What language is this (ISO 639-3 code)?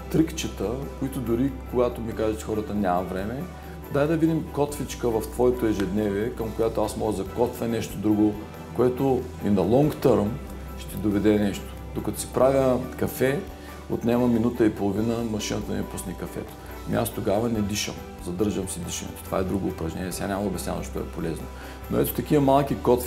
bul